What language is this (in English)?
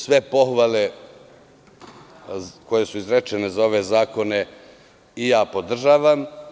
Serbian